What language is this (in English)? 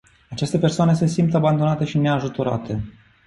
Romanian